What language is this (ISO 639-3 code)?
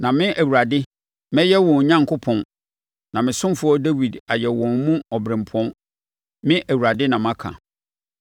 aka